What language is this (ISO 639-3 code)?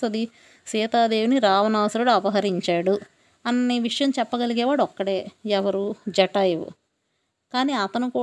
tel